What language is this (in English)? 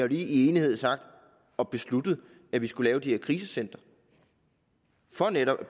Danish